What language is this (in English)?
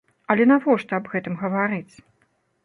Belarusian